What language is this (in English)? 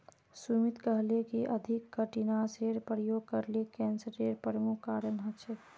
Magahi